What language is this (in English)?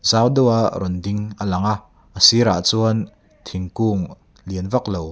Mizo